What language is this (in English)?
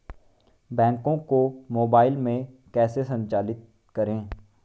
Hindi